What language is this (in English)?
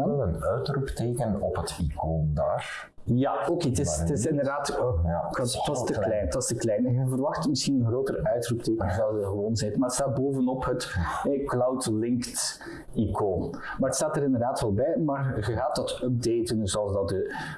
Dutch